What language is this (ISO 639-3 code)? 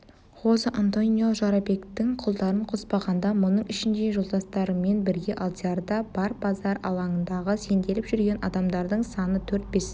kaz